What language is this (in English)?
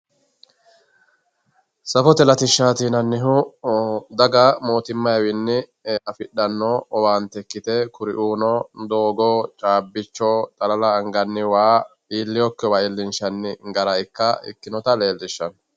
Sidamo